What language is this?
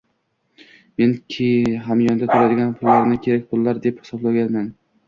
Uzbek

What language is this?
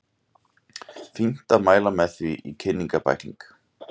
Icelandic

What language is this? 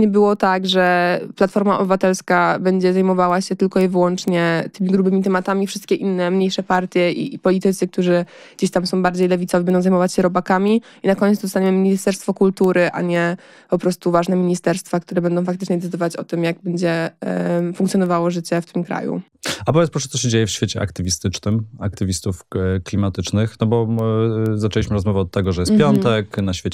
Polish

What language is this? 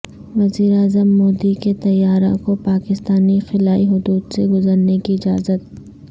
Urdu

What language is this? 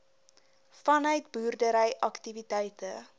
Afrikaans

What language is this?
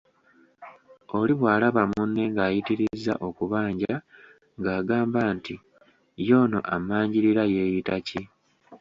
Ganda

